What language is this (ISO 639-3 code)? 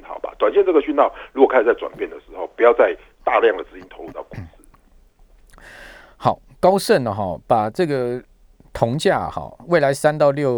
zho